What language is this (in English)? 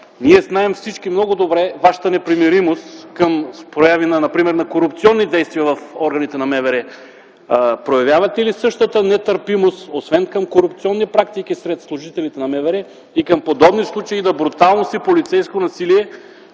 Bulgarian